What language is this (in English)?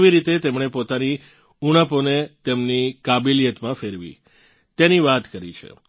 Gujarati